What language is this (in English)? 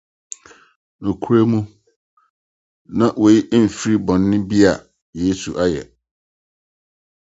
Akan